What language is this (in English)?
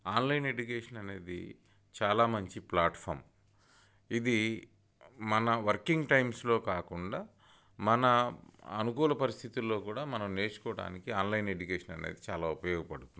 Telugu